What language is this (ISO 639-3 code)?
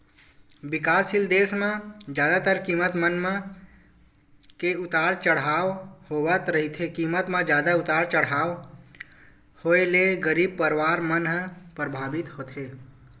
hne